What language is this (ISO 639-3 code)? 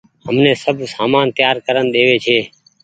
gig